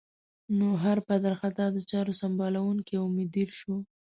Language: Pashto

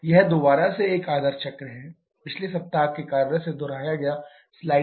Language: Hindi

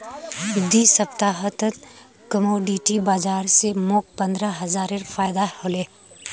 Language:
Magahi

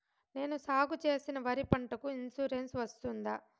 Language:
Telugu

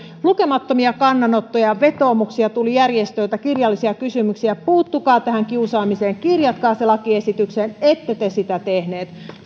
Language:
Finnish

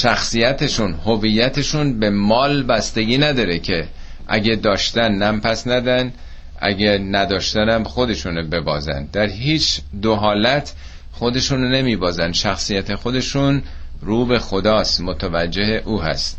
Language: Persian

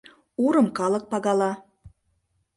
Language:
Mari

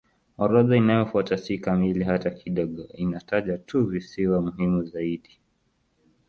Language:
Swahili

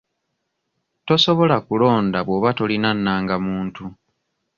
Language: Ganda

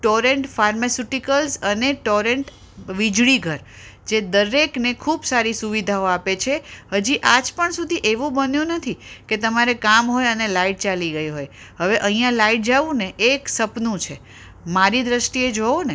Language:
Gujarati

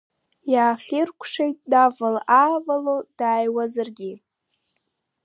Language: Abkhazian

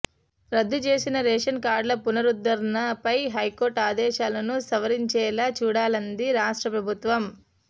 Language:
Telugu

